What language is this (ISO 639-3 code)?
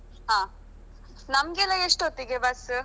kan